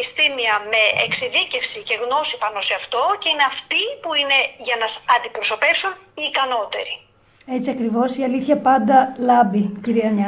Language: Greek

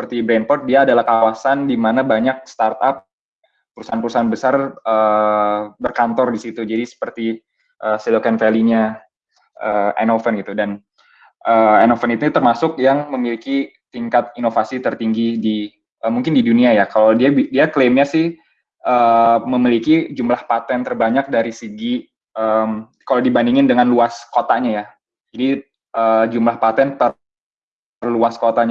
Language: Indonesian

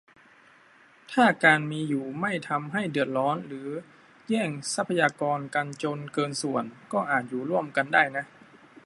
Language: Thai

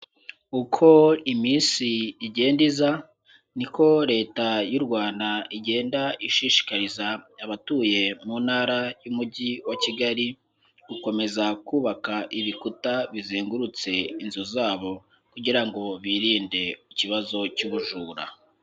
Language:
Kinyarwanda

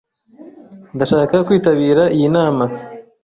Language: Kinyarwanda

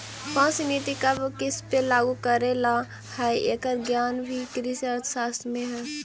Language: Magahi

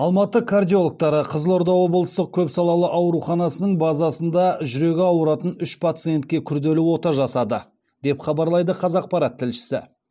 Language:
Kazakh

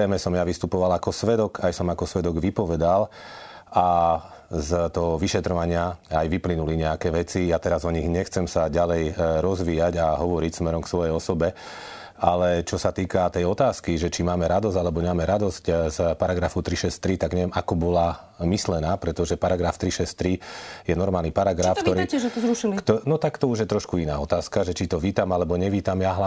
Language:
Slovak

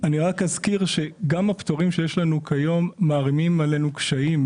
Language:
Hebrew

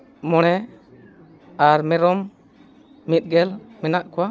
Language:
Santali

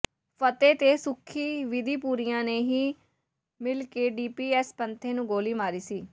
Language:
Punjabi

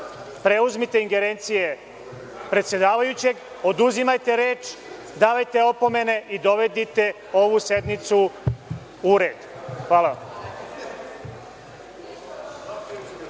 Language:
Serbian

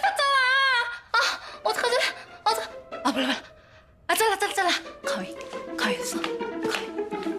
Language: Korean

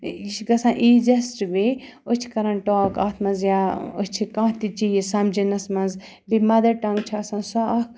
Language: Kashmiri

